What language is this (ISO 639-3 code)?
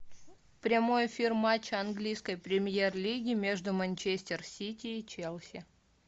rus